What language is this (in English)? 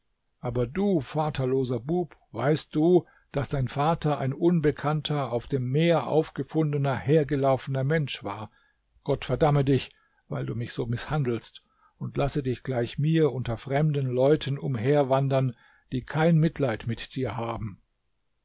German